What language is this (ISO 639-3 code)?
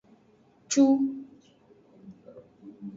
ajg